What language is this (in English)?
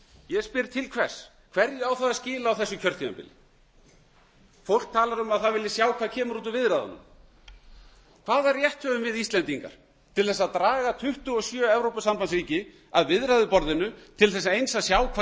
Icelandic